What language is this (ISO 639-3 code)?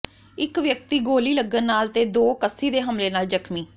pan